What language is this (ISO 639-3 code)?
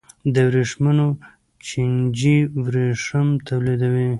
pus